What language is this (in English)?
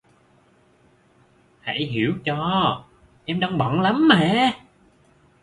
Vietnamese